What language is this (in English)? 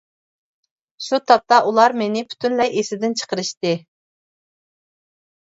Uyghur